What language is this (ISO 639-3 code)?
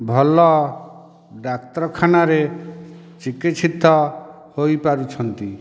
ori